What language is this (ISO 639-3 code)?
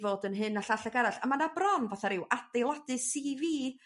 cym